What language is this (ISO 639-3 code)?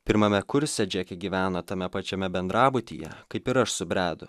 lit